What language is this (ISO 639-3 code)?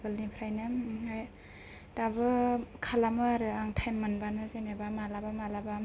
brx